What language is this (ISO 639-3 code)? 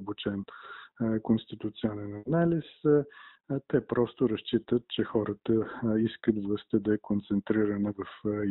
bul